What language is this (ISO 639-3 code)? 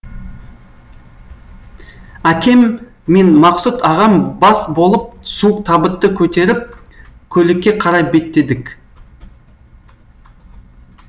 kaz